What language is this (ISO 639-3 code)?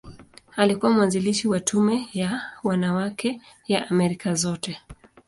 swa